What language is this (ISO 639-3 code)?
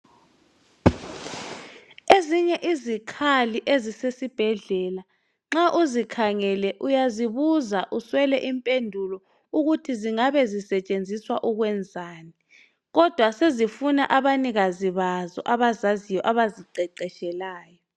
nde